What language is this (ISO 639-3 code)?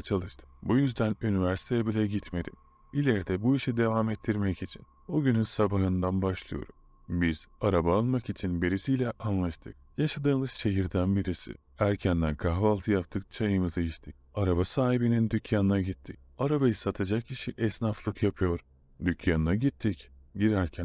tur